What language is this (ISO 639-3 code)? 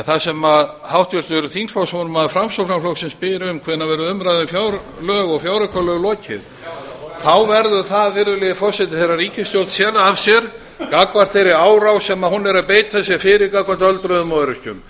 isl